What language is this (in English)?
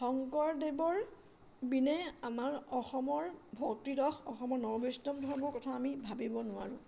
Assamese